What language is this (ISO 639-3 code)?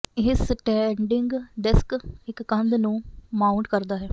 pan